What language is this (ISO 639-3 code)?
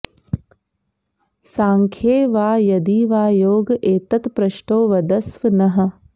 san